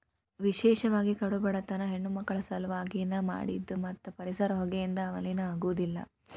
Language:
Kannada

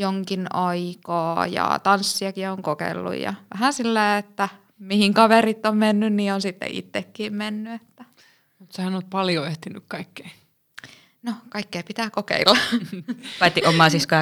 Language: Finnish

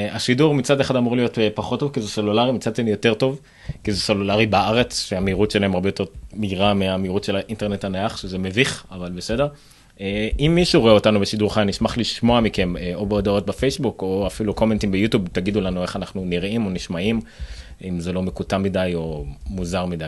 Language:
Hebrew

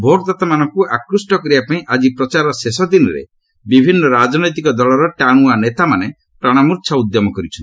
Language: Odia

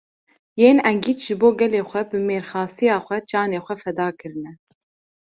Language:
Kurdish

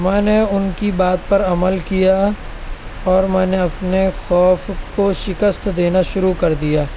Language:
Urdu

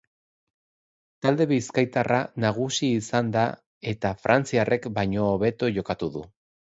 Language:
Basque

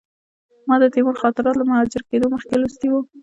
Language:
Pashto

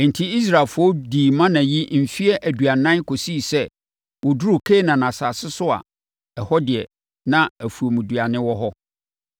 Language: Akan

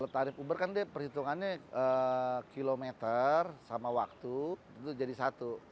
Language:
Indonesian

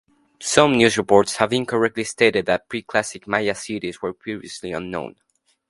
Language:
English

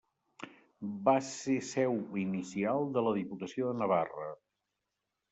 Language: Catalan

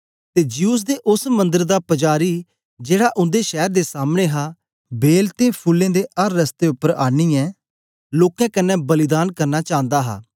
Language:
Dogri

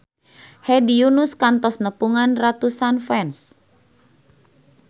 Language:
Sundanese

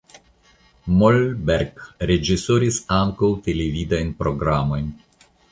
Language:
Esperanto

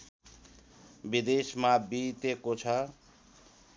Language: Nepali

